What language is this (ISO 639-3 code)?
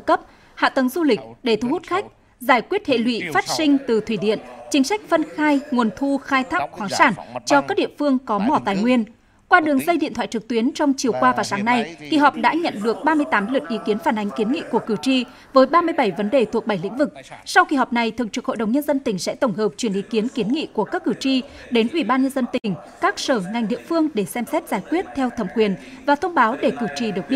vie